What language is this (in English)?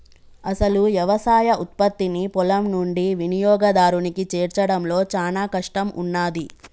Telugu